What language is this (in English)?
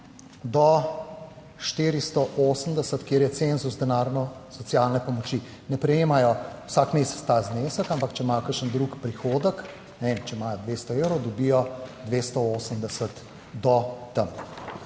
Slovenian